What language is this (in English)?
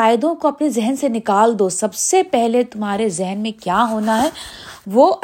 Urdu